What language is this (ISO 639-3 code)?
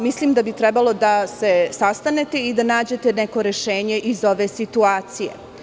srp